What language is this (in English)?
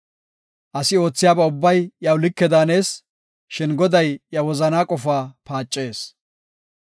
Gofa